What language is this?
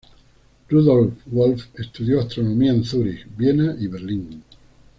Spanish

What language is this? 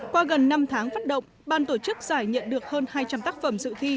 Vietnamese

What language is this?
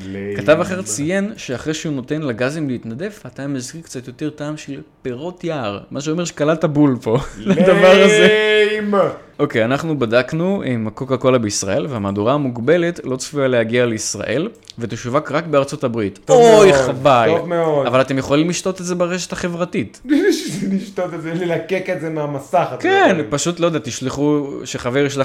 Hebrew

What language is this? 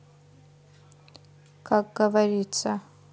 Russian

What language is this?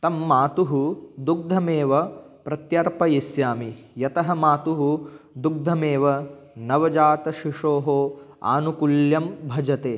Sanskrit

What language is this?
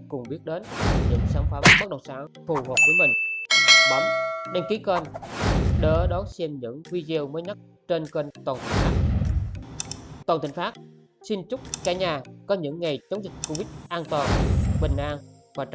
Vietnamese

